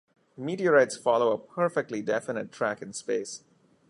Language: English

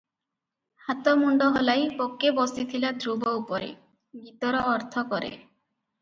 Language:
Odia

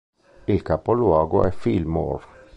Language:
Italian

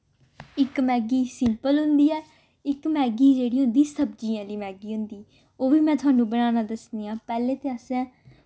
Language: Dogri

